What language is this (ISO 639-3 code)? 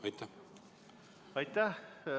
est